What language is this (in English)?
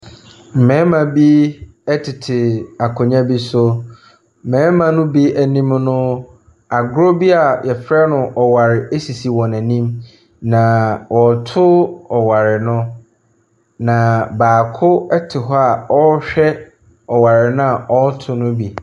Akan